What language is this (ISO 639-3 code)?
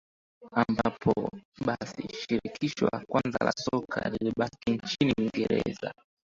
swa